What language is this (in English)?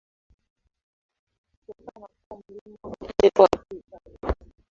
Swahili